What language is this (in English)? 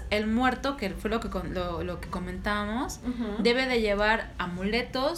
Spanish